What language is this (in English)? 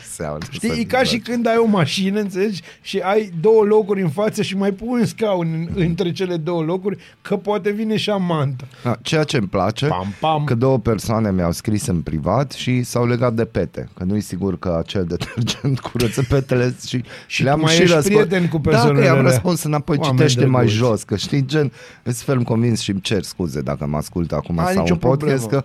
Romanian